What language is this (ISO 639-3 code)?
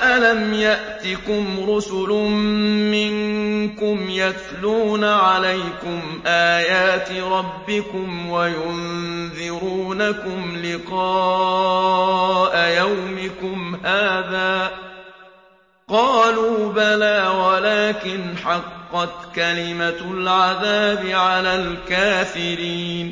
ara